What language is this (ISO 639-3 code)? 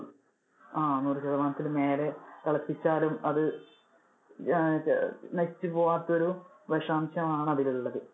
mal